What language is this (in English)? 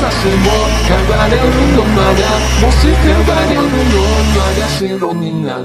Polish